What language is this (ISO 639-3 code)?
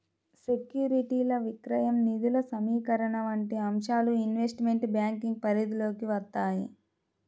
tel